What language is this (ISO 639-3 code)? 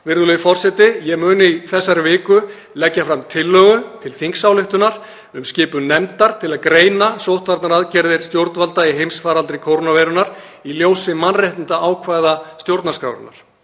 isl